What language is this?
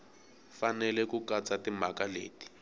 Tsonga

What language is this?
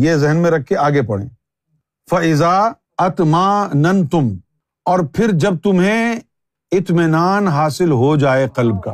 Urdu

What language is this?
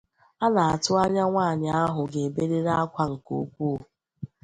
Igbo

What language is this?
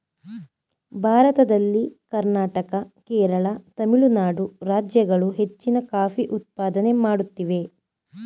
Kannada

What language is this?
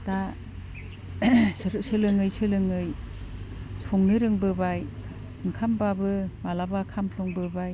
Bodo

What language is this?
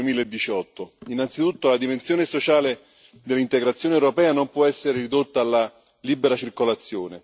Italian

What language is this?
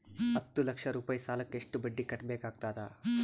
Kannada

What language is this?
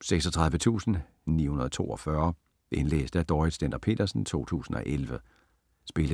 Danish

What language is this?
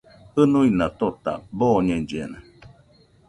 Nüpode Huitoto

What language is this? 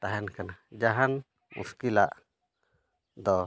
Santali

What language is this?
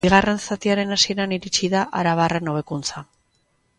Basque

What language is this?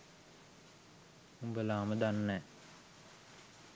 Sinhala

